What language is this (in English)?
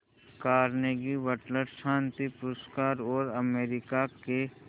Hindi